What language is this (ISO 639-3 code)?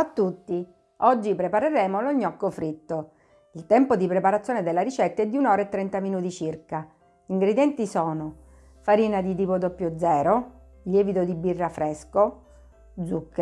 ita